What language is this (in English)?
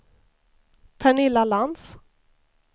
Swedish